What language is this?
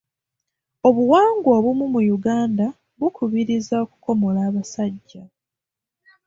Ganda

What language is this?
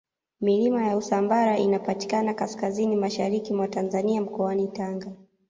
Swahili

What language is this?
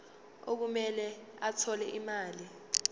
Zulu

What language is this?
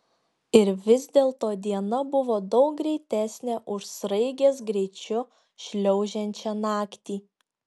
Lithuanian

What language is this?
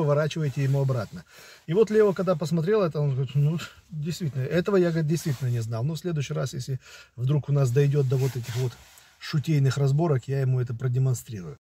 Russian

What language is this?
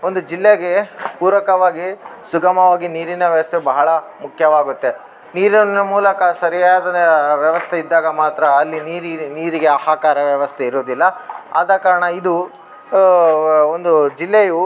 Kannada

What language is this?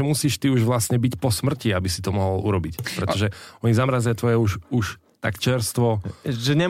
Slovak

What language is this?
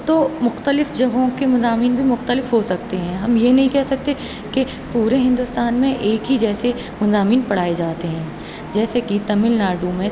Urdu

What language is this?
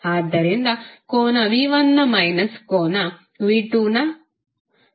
Kannada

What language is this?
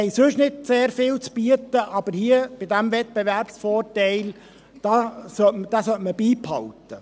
Swiss German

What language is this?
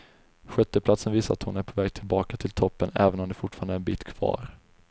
Swedish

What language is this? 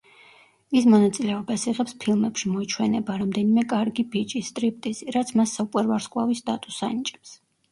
Georgian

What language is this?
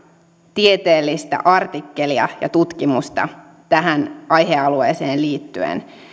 Finnish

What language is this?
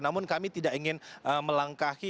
Indonesian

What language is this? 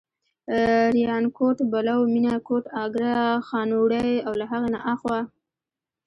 Pashto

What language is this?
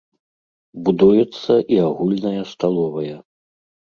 Belarusian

